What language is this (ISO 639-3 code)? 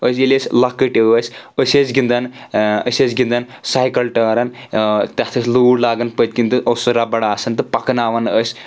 kas